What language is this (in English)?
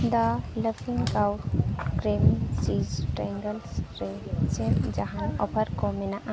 Santali